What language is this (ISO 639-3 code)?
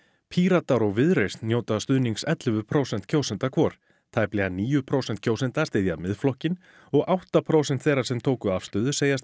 isl